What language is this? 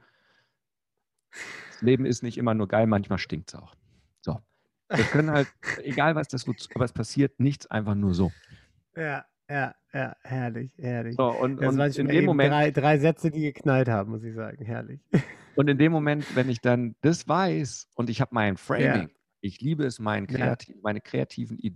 German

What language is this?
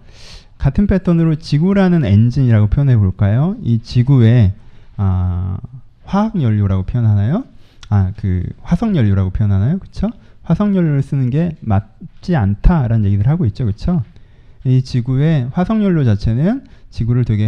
Korean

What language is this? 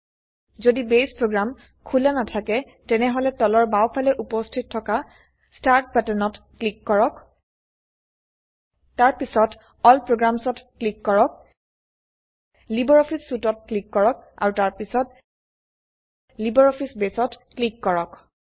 Assamese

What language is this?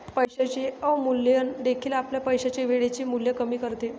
Marathi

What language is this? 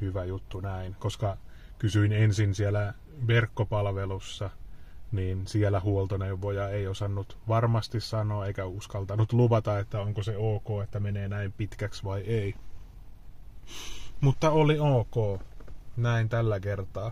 Finnish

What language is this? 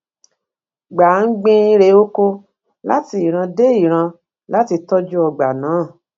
Yoruba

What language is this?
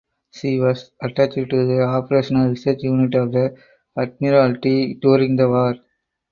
English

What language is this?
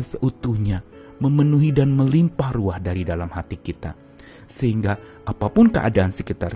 Indonesian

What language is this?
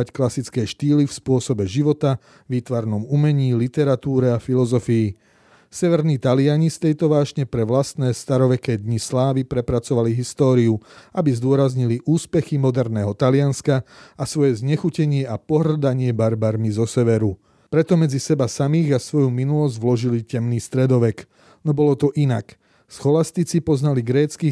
Slovak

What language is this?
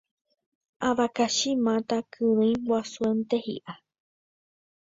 Guarani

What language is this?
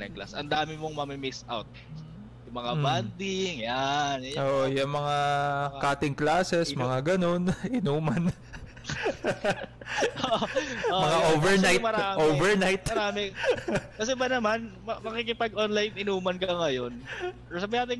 Filipino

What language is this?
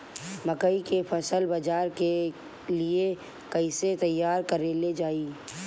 Bhojpuri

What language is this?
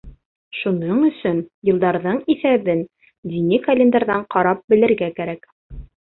Bashkir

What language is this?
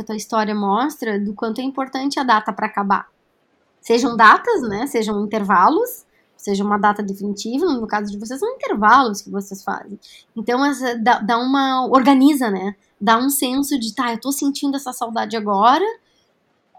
Portuguese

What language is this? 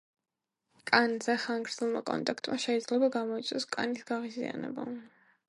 Georgian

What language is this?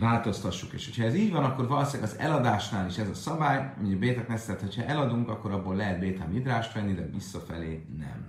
Hungarian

